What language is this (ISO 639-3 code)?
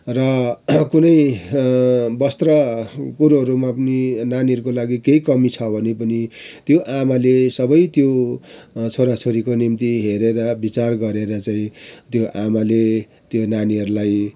nep